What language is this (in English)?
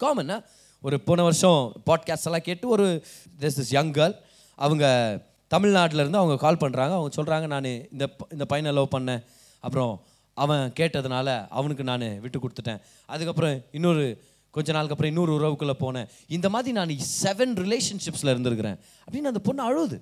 Tamil